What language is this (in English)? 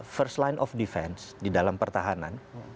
Indonesian